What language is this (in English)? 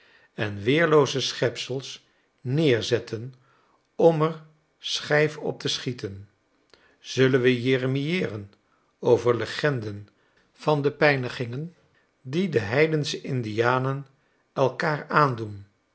Dutch